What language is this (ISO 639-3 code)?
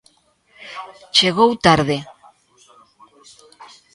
glg